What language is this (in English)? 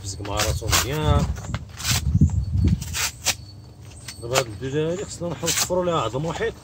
Arabic